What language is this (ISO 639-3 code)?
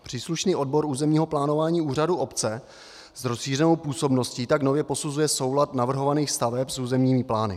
ces